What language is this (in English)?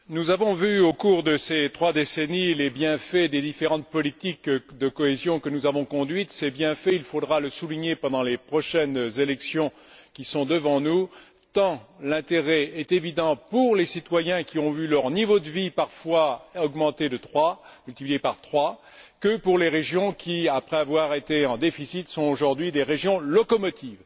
French